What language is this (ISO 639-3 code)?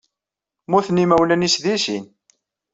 kab